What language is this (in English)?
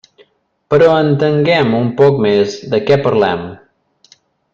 Catalan